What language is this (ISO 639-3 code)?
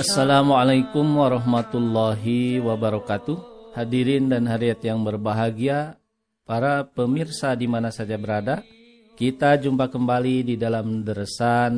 ind